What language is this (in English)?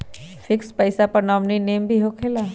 Magahi